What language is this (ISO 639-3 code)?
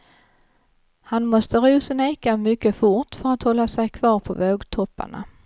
swe